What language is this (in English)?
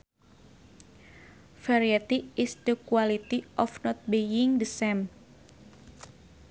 Sundanese